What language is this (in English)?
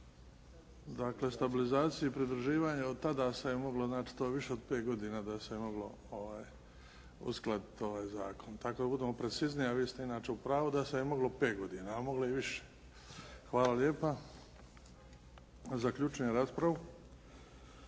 Croatian